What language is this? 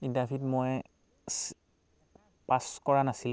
Assamese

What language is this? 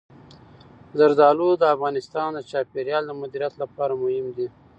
Pashto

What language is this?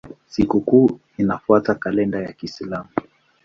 Swahili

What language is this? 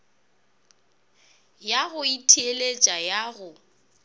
Northern Sotho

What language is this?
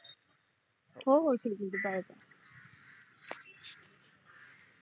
Marathi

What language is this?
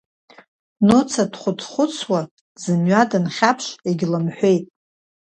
Abkhazian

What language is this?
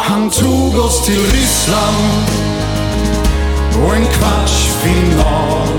Swedish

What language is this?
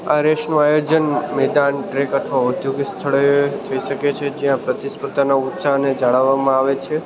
Gujarati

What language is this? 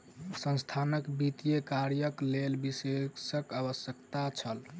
Maithili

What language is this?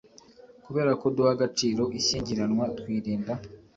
Kinyarwanda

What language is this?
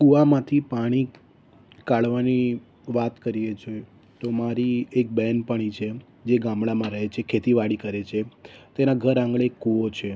Gujarati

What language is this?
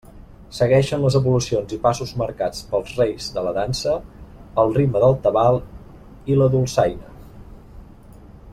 Catalan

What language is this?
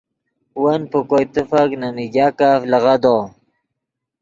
Yidgha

